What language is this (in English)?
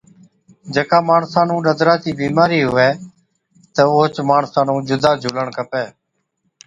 Od